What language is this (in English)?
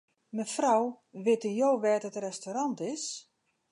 Western Frisian